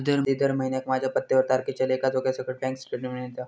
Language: Marathi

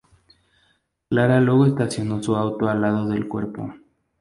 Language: Spanish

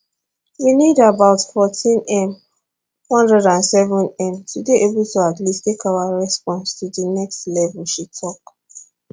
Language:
Nigerian Pidgin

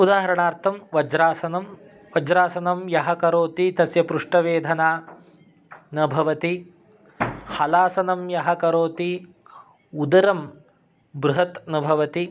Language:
Sanskrit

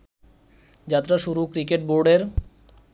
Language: Bangla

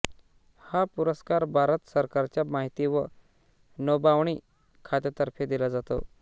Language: Marathi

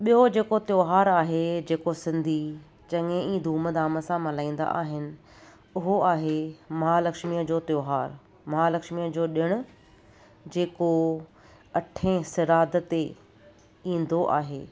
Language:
Sindhi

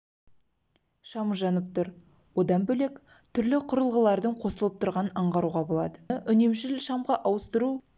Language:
Kazakh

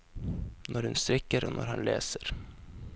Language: Norwegian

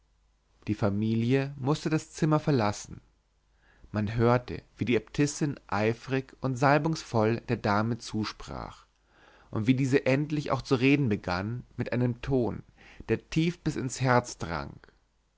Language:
German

